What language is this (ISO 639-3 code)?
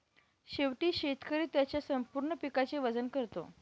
mar